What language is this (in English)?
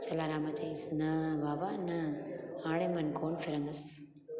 Sindhi